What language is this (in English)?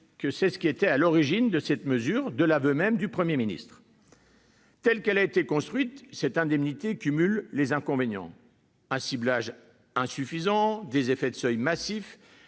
French